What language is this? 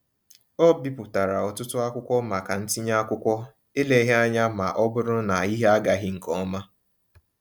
Igbo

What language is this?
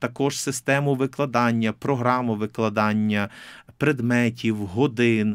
Ukrainian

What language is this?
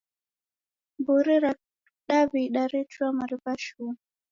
Taita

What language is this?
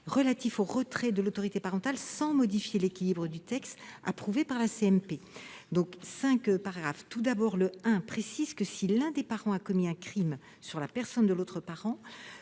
French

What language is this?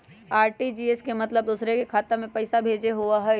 Magahi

